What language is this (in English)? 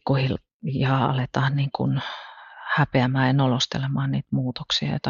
Finnish